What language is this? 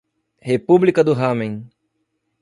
Portuguese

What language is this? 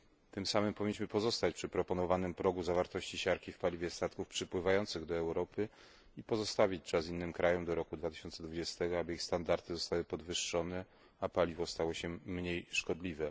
Polish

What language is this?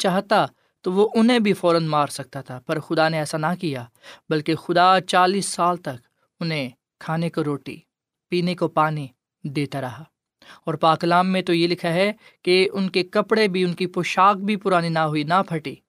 Urdu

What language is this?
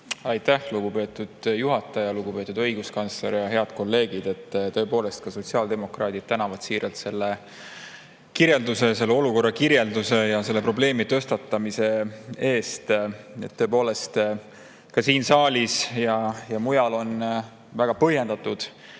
Estonian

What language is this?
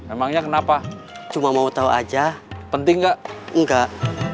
Indonesian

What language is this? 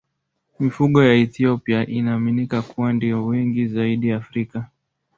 Swahili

